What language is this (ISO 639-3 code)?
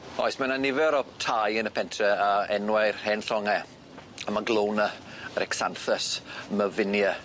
cym